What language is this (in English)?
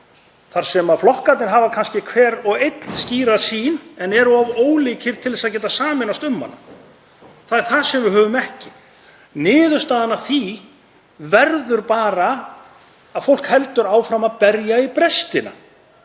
Icelandic